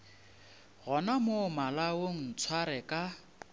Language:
Northern Sotho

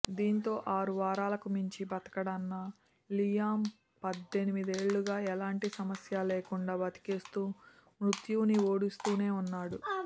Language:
Telugu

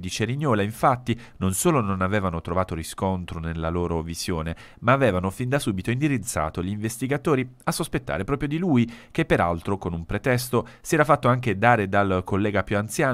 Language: Italian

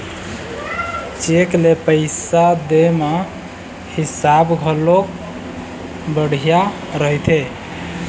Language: Chhattisgarhi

